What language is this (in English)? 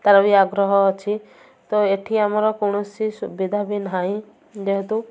Odia